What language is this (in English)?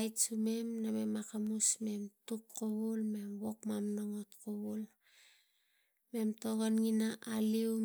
Tigak